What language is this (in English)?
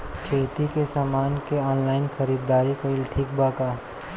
Bhojpuri